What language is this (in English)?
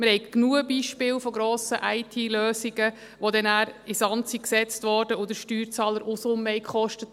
Swiss German